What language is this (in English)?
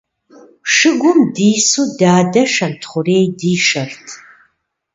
Kabardian